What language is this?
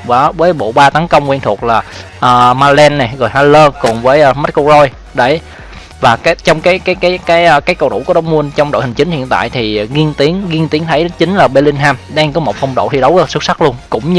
Vietnamese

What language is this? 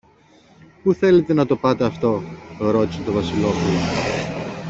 Greek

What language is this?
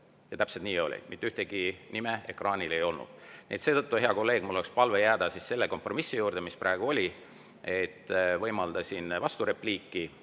Estonian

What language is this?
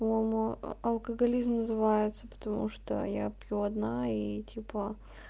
Russian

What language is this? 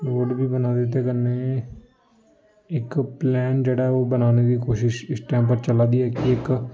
Dogri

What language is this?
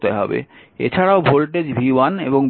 Bangla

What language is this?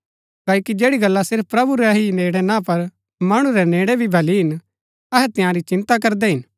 Gaddi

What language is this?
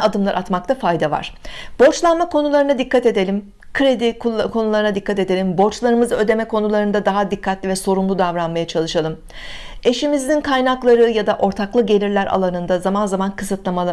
Turkish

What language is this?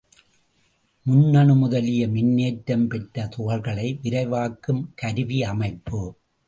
Tamil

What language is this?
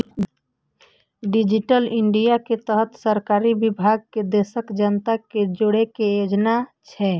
Maithili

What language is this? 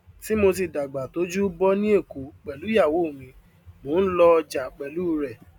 Yoruba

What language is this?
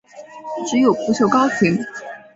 Chinese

